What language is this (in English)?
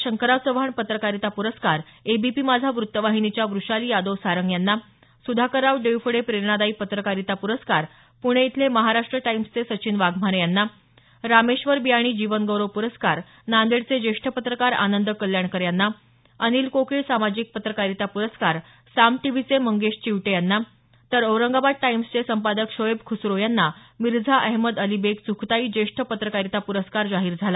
Marathi